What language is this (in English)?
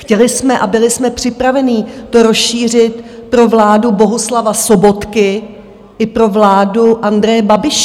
Czech